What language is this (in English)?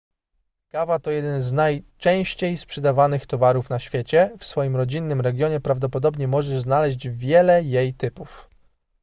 Polish